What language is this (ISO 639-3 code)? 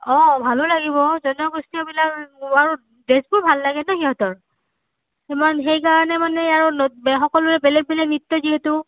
asm